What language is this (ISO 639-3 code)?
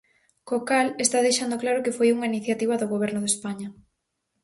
glg